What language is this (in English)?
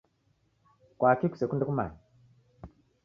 Taita